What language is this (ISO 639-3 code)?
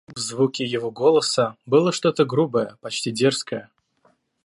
rus